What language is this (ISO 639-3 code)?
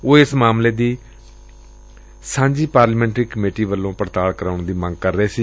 pan